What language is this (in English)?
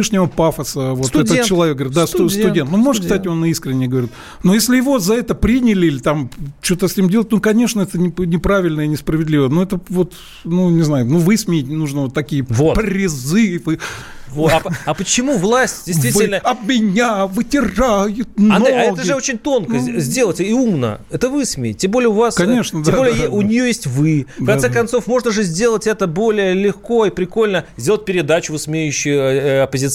Russian